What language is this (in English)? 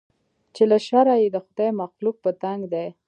Pashto